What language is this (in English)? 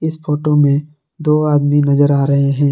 Hindi